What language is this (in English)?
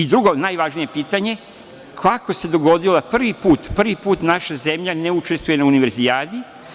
Serbian